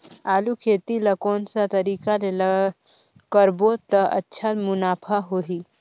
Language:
Chhattisgarhi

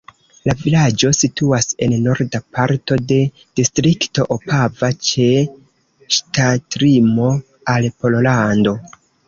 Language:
Esperanto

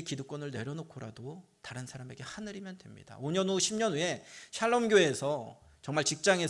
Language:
Korean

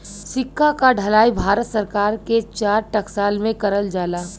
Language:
Bhojpuri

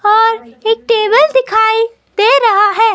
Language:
Hindi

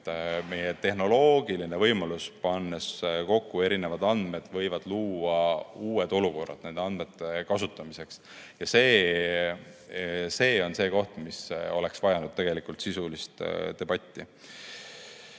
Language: Estonian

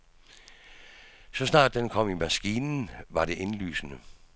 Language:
Danish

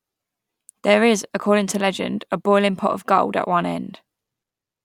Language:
English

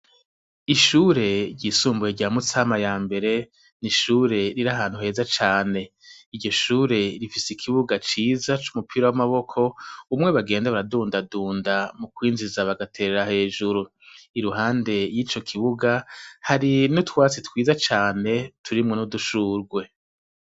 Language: Rundi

